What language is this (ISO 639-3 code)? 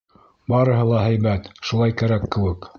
bak